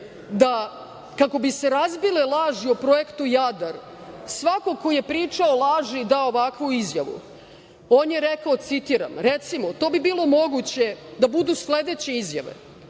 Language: Serbian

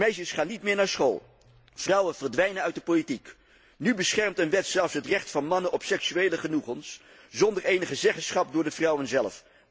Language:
Dutch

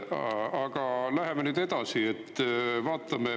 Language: Estonian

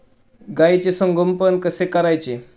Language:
Marathi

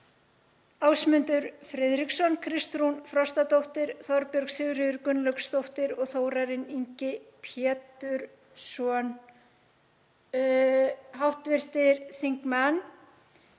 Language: Icelandic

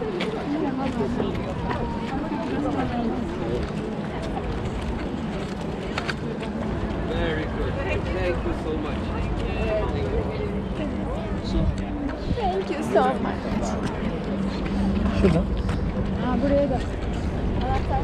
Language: Turkish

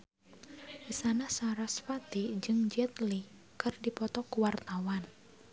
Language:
Sundanese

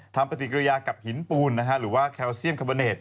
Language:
Thai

